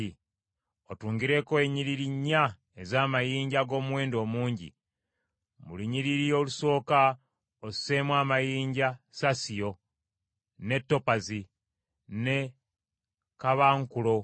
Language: Ganda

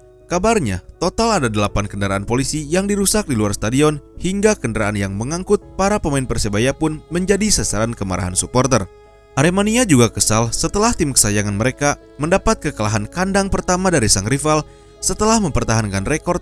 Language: Indonesian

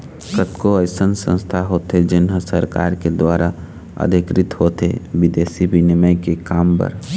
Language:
Chhattisgarhi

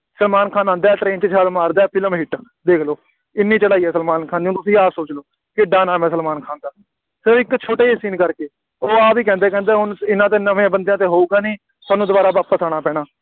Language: Punjabi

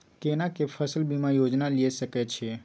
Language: Maithili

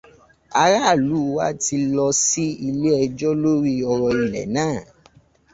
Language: Yoruba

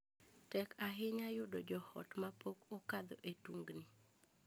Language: Luo (Kenya and Tanzania)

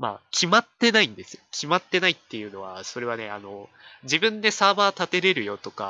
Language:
Japanese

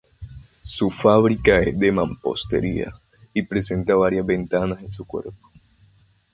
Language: Spanish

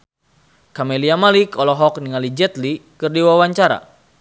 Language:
Sundanese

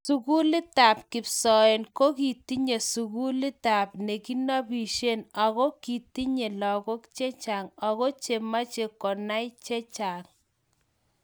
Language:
Kalenjin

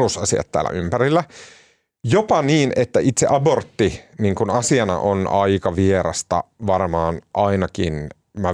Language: Finnish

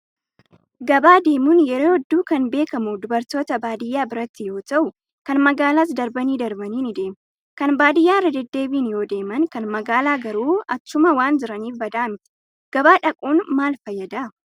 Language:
Oromo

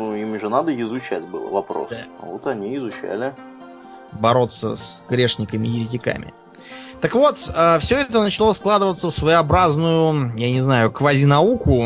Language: Russian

